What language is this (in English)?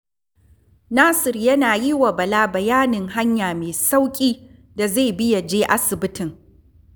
Hausa